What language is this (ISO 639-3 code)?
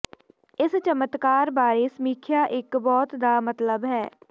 pan